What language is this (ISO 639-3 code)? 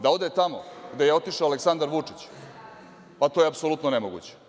srp